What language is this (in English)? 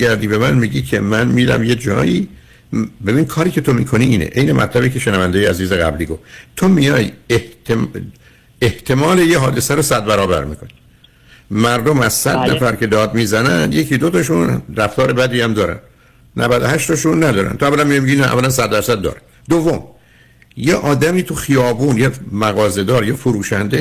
Persian